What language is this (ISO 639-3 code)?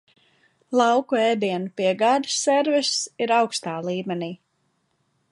lav